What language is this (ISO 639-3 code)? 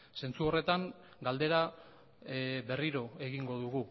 eus